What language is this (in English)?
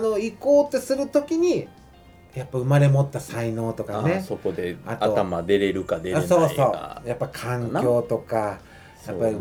Japanese